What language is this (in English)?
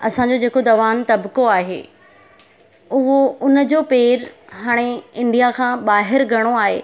Sindhi